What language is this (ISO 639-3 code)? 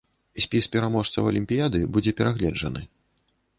bel